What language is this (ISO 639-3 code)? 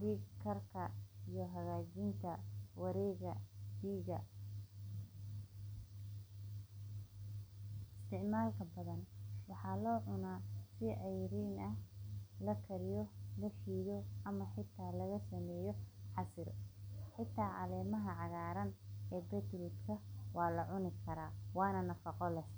som